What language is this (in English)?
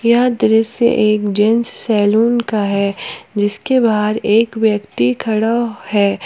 Hindi